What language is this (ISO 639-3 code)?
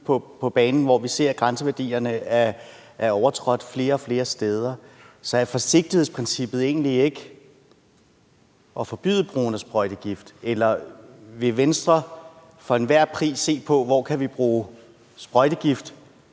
dan